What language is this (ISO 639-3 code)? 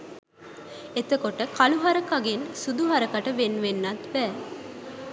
sin